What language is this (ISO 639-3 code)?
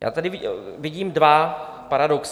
ces